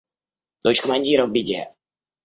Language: Russian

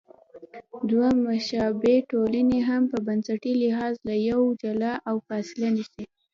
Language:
Pashto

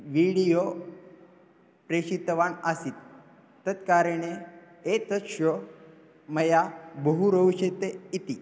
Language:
Sanskrit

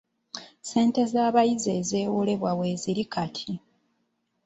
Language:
Ganda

